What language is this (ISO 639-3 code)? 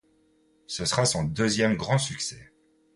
fra